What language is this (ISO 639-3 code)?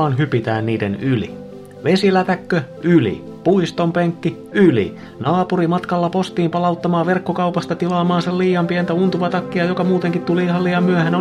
fin